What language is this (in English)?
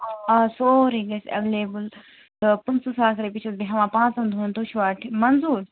Kashmiri